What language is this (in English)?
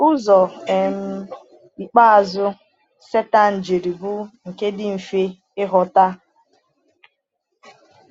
Igbo